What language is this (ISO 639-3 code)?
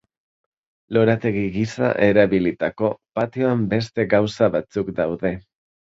eus